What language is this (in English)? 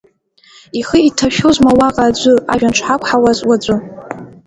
Abkhazian